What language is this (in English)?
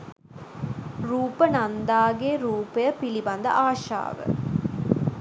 Sinhala